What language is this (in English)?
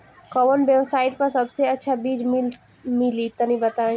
Bhojpuri